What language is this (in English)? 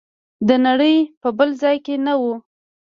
Pashto